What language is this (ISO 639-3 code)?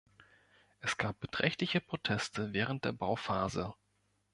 deu